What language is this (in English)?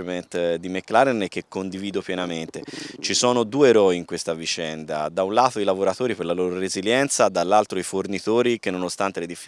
Italian